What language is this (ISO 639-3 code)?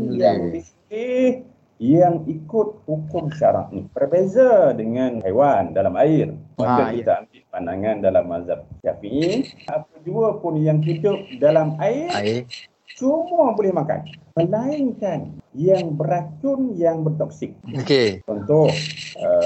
msa